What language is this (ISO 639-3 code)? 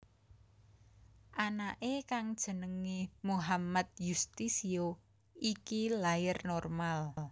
jav